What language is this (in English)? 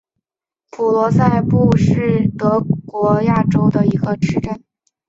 Chinese